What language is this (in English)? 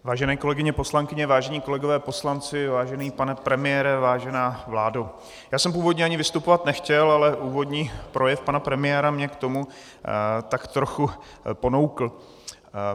Czech